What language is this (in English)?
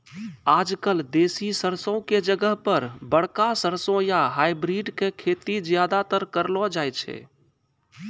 Maithili